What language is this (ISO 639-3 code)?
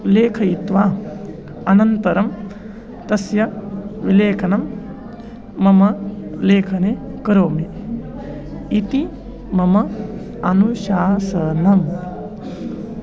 san